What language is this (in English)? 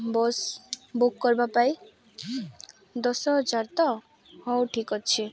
Odia